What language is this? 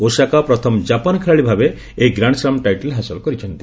Odia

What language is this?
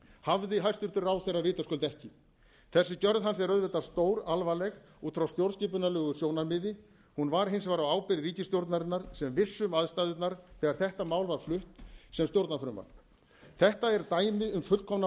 Icelandic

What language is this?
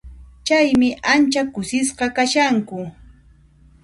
Puno Quechua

